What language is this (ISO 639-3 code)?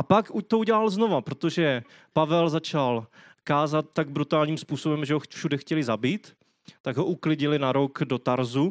ces